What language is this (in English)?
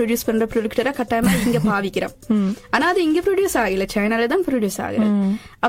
Tamil